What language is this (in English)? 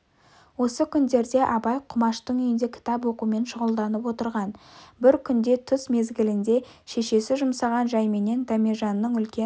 Kazakh